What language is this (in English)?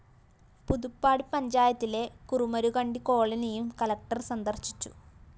Malayalam